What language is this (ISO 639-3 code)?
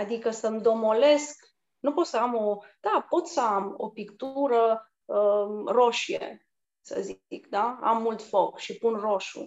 ron